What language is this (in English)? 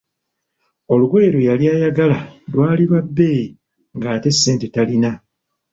Ganda